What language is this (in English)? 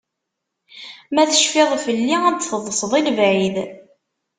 Kabyle